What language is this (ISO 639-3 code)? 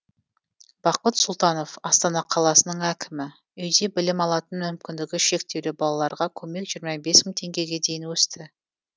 kaz